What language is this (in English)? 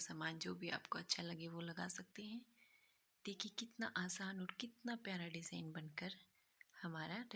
Hindi